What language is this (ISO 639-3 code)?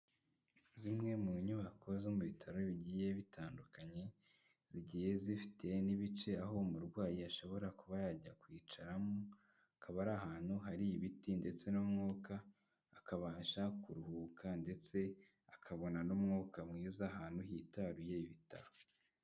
kin